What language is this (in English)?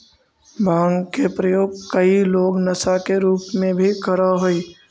Magahi